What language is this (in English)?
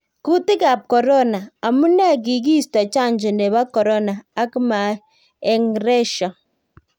Kalenjin